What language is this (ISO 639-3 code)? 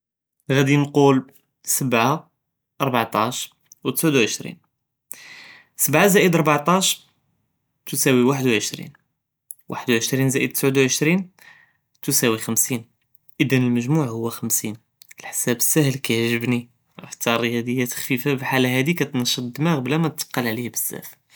jrb